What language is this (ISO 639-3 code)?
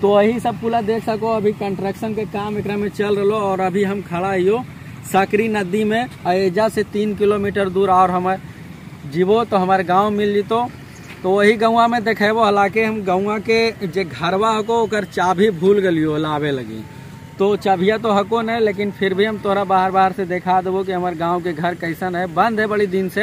hin